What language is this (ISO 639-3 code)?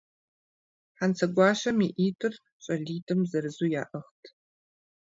kbd